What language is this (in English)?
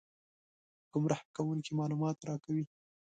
Pashto